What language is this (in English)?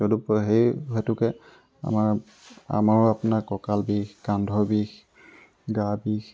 Assamese